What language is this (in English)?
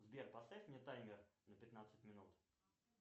Russian